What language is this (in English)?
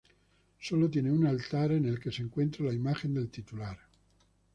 Spanish